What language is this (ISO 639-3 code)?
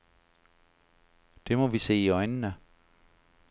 dan